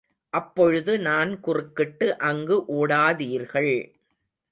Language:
Tamil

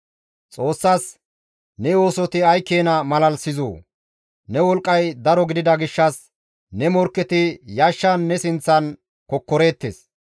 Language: Gamo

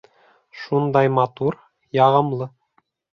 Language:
Bashkir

